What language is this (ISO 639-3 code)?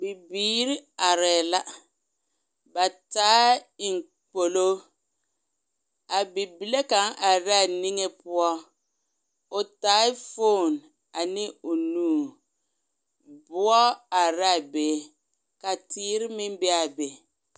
dga